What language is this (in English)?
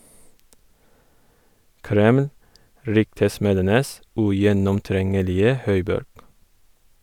Norwegian